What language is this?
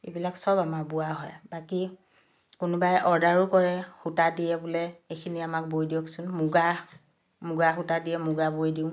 Assamese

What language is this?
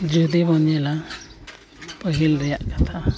Santali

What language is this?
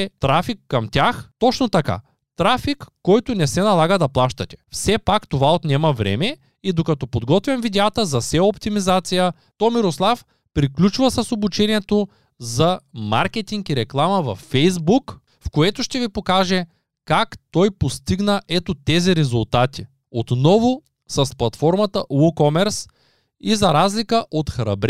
Bulgarian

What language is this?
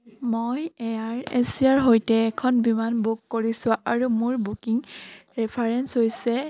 Assamese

